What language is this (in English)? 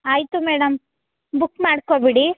Kannada